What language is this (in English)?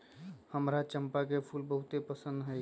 Magahi